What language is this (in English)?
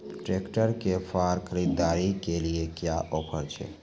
Maithili